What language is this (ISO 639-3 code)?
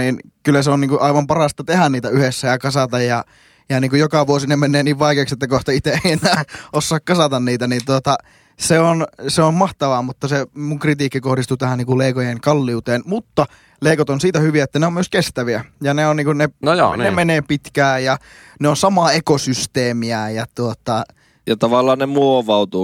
fin